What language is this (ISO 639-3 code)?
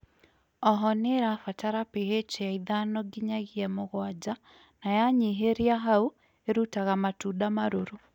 kik